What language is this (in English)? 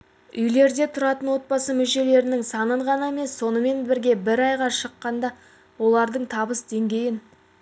Kazakh